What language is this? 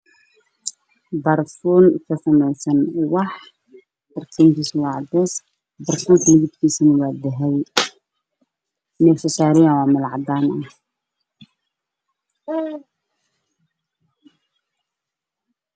Somali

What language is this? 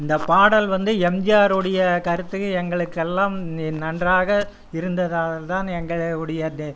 Tamil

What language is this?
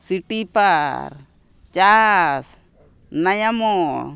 Santali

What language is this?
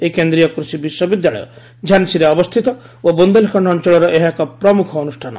Odia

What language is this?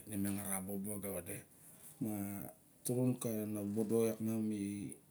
Barok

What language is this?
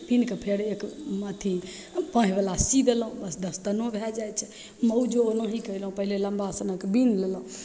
Maithili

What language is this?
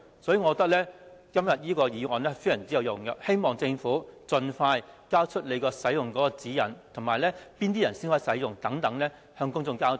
Cantonese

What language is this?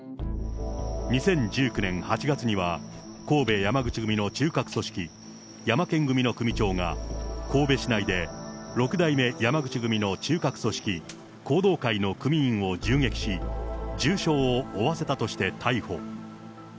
Japanese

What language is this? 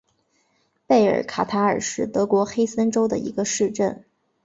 Chinese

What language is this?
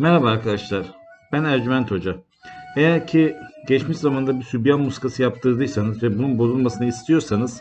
Turkish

